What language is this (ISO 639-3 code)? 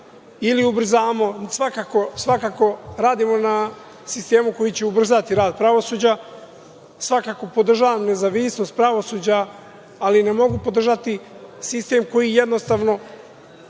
srp